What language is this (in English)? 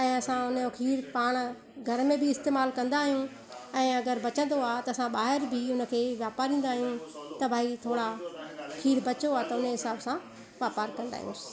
Sindhi